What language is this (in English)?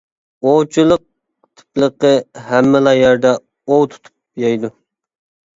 Uyghur